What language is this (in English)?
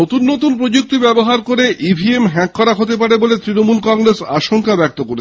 Bangla